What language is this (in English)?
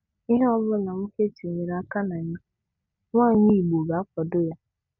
Igbo